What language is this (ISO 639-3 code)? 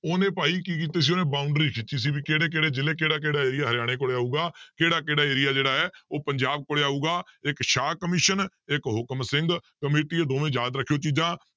pan